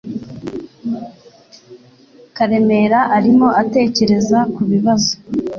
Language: Kinyarwanda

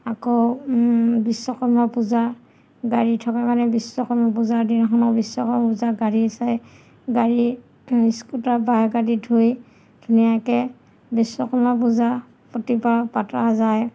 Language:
Assamese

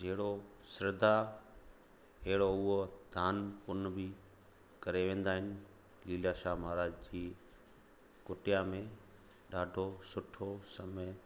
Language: Sindhi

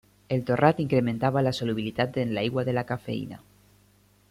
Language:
Catalan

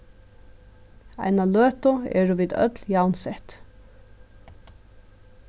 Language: Faroese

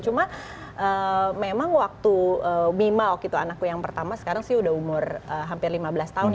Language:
Indonesian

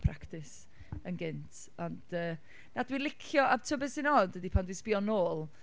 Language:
Welsh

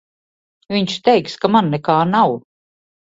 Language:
Latvian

